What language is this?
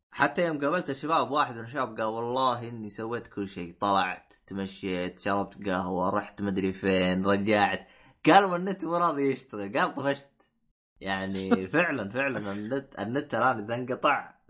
Arabic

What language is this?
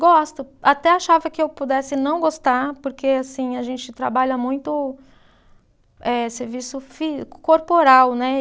Portuguese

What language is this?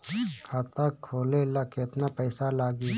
Bhojpuri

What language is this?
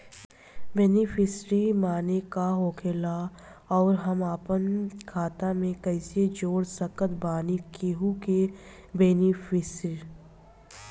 Bhojpuri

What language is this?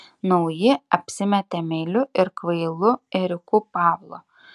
Lithuanian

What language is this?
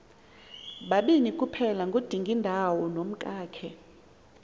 Xhosa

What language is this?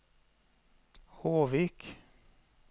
Norwegian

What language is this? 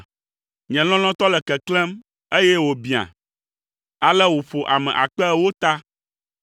Ewe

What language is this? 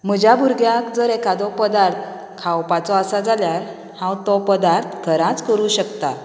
Konkani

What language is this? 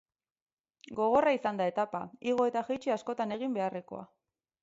Basque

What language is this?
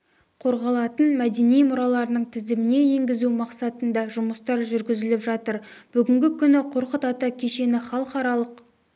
Kazakh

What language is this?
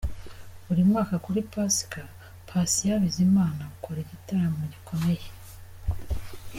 Kinyarwanda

